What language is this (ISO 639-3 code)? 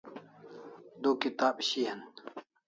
kls